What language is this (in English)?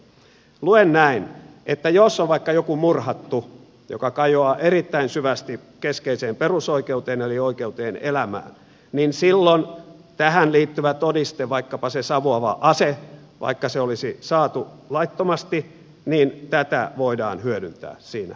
Finnish